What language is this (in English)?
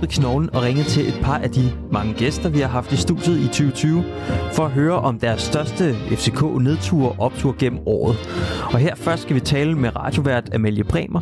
Danish